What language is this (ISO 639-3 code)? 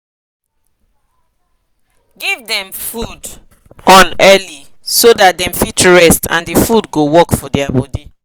pcm